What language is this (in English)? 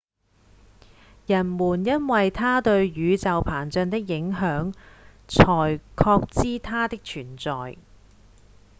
Cantonese